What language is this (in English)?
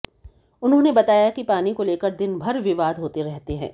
Hindi